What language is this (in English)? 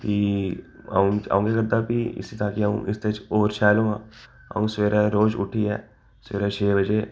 Dogri